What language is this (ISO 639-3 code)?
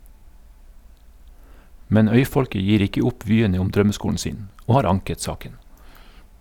nor